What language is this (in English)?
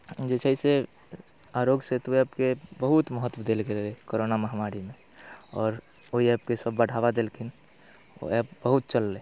Maithili